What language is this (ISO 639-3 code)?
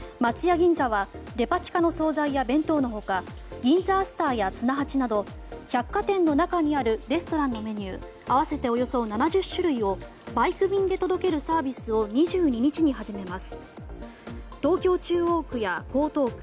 jpn